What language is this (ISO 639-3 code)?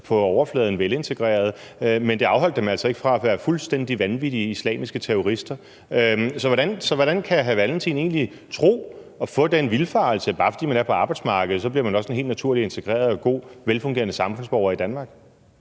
dan